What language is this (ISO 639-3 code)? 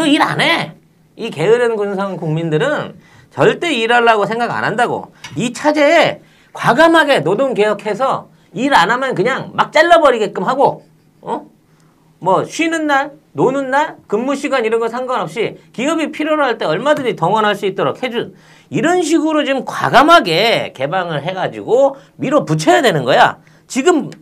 kor